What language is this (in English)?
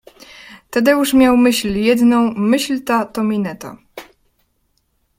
Polish